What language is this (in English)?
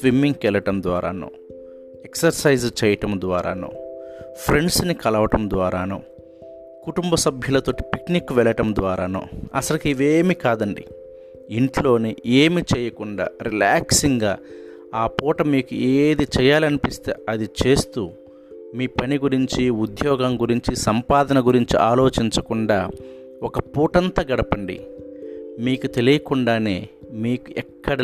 Telugu